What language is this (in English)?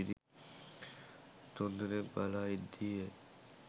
Sinhala